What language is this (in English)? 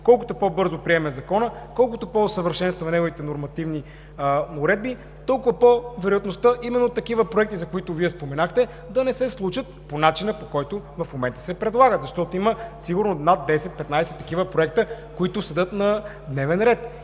Bulgarian